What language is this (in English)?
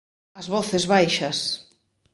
Galician